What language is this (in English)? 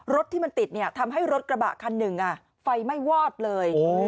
Thai